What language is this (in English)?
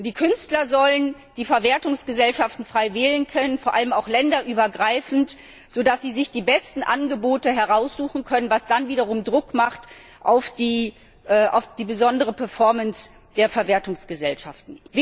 German